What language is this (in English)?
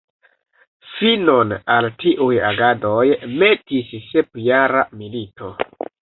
Esperanto